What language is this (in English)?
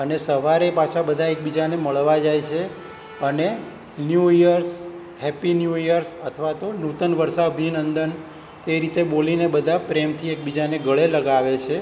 Gujarati